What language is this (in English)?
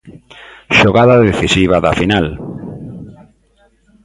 Galician